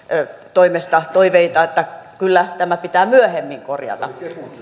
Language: Finnish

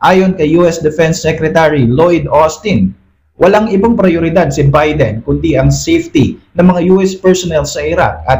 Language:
Filipino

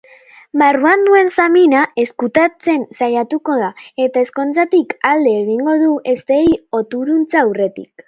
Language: Basque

